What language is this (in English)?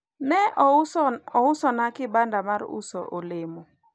Luo (Kenya and Tanzania)